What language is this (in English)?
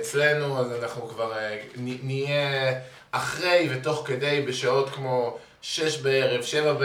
Hebrew